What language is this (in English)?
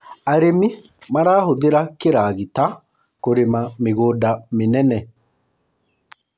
Kikuyu